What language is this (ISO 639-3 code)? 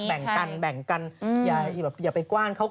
tha